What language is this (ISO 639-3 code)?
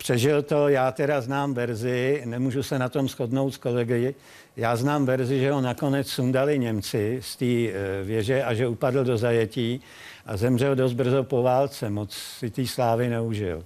ces